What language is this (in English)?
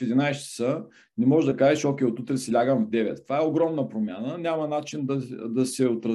Bulgarian